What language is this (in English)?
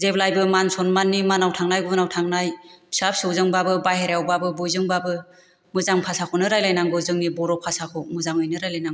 Bodo